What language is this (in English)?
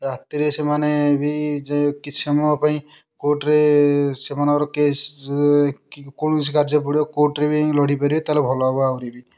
Odia